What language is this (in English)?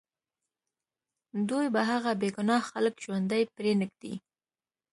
Pashto